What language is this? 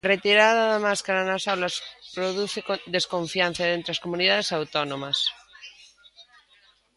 Galician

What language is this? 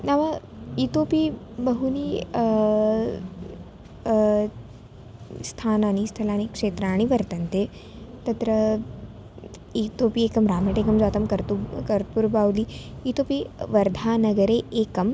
Sanskrit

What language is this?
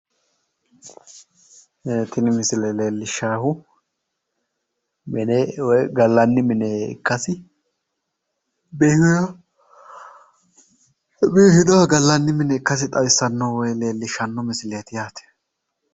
Sidamo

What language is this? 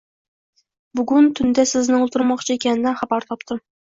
Uzbek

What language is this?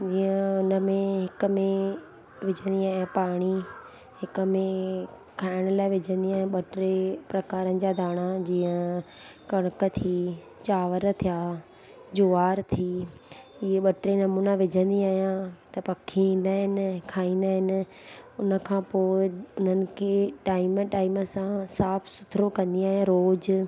Sindhi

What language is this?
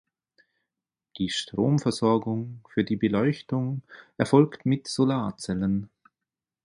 German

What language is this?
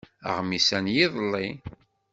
Kabyle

